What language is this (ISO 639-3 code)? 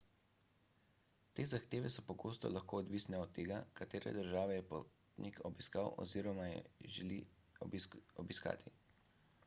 slv